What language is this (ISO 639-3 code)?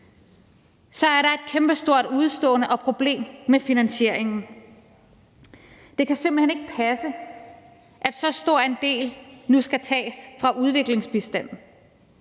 dan